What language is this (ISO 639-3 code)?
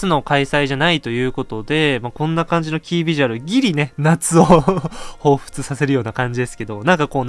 jpn